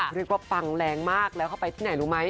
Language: Thai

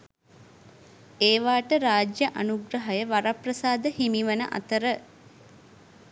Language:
Sinhala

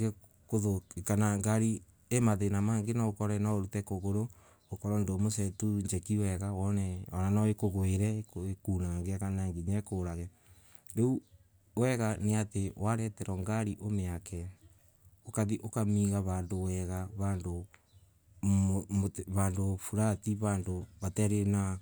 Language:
Embu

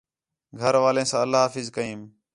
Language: Khetrani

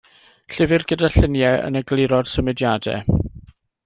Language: Welsh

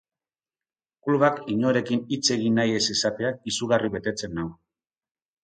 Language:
Basque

